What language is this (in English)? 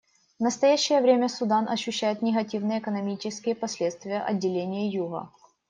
Russian